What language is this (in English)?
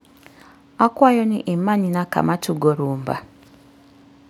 Luo (Kenya and Tanzania)